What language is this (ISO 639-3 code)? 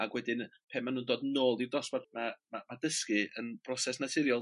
cym